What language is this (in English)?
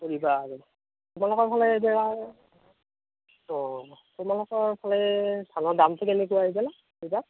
Assamese